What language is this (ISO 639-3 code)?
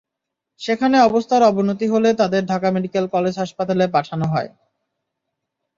ben